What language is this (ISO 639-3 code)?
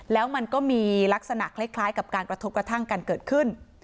tha